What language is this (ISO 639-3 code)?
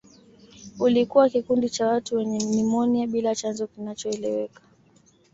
swa